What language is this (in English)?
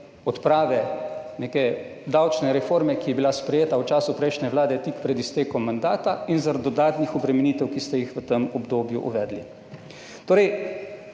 Slovenian